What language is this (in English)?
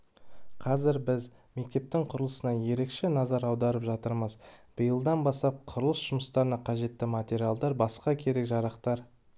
Kazakh